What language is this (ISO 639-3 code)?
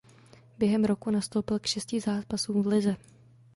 ces